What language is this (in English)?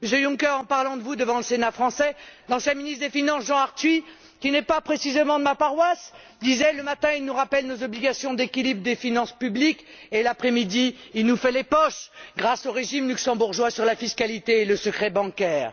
French